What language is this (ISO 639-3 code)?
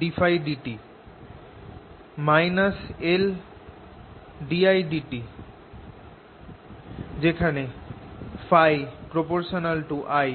ben